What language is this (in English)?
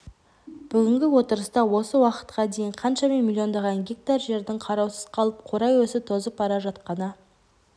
Kazakh